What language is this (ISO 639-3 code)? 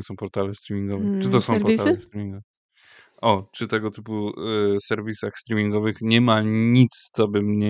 pol